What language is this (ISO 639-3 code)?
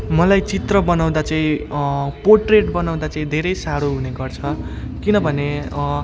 nep